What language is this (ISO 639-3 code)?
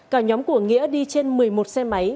vie